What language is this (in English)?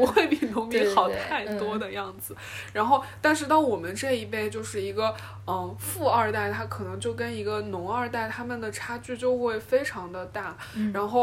Chinese